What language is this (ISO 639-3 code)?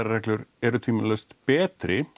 isl